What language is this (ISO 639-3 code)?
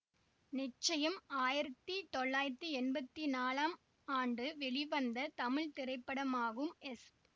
tam